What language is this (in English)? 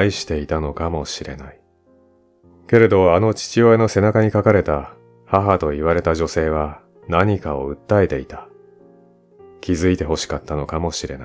Japanese